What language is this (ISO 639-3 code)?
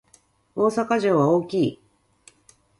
jpn